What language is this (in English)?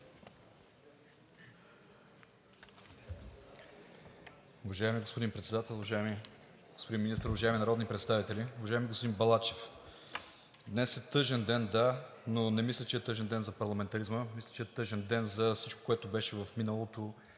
Bulgarian